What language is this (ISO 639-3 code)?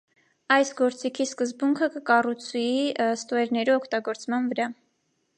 hye